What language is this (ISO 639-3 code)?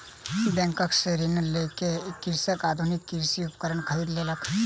mai